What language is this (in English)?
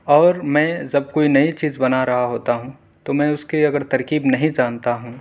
Urdu